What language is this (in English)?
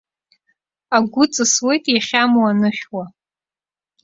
Abkhazian